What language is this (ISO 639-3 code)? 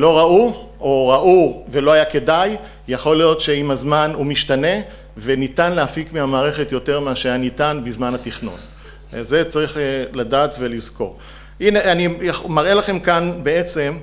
heb